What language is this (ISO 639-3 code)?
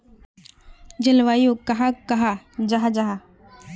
mag